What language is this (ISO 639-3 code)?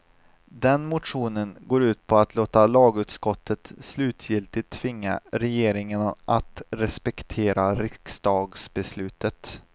swe